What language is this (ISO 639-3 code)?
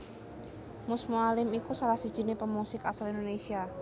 jav